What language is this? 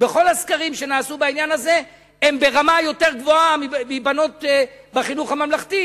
Hebrew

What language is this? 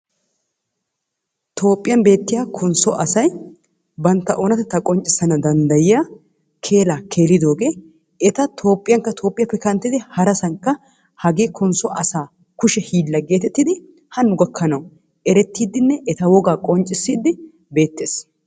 Wolaytta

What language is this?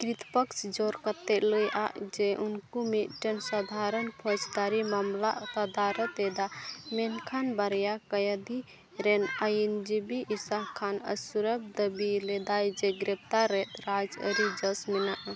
Santali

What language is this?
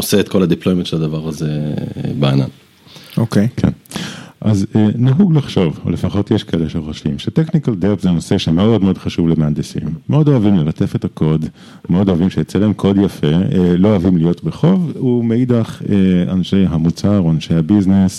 Hebrew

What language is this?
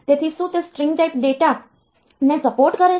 Gujarati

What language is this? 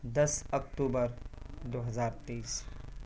Urdu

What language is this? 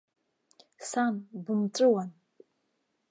Abkhazian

